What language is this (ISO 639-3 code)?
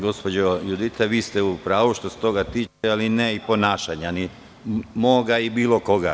srp